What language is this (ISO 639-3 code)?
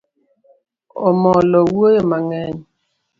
luo